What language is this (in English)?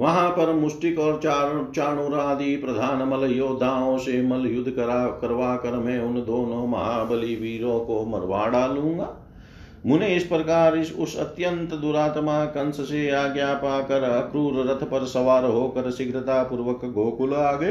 Hindi